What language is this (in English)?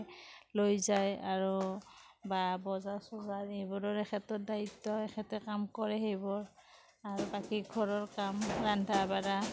Assamese